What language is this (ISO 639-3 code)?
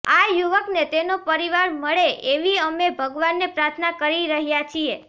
guj